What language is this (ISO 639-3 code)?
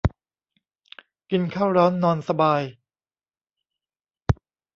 tha